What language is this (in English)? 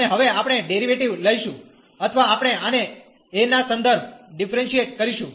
Gujarati